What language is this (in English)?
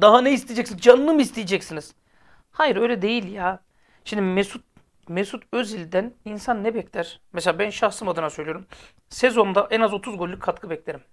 Turkish